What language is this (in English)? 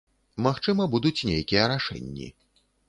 Belarusian